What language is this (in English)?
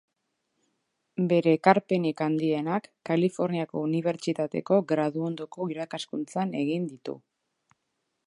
Basque